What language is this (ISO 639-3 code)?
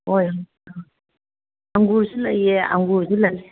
mni